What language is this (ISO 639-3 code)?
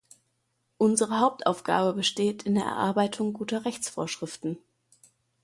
deu